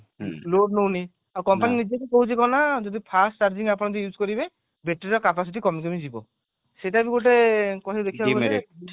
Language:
Odia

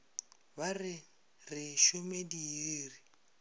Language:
Northern Sotho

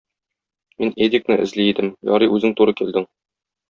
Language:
Tatar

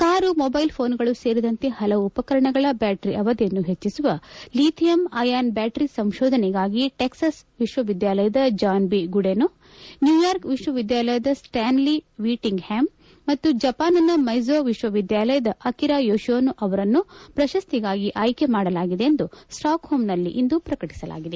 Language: Kannada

